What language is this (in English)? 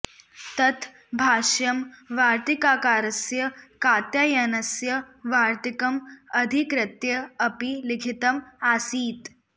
Sanskrit